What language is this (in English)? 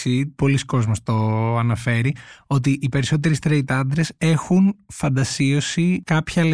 Greek